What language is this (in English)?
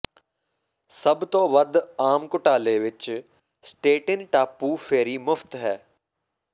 Punjabi